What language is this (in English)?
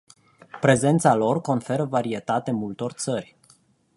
Romanian